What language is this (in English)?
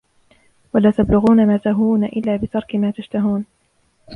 Arabic